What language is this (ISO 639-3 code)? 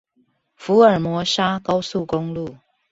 zho